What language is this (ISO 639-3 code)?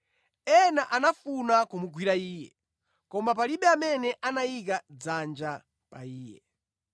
nya